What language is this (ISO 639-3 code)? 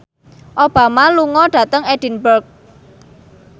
jav